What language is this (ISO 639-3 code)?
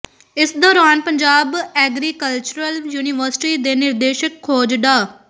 pan